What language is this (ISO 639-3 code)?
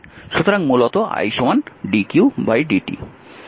ben